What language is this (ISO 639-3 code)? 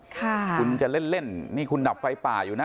tha